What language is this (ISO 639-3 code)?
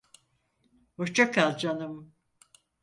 tur